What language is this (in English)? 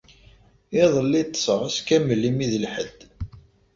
Kabyle